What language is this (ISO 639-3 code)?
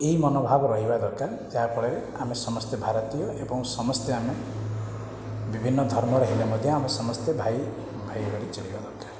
ori